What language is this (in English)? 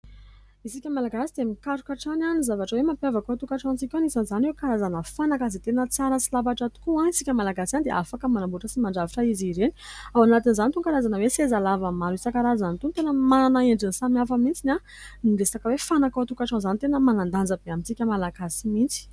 Malagasy